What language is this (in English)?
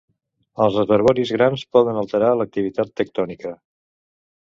Catalan